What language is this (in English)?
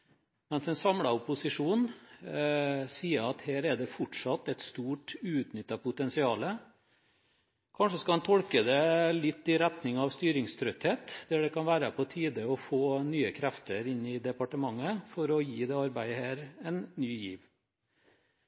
Norwegian Bokmål